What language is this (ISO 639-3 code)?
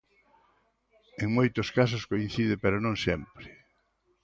glg